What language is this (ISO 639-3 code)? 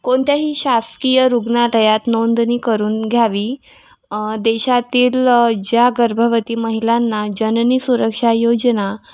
mar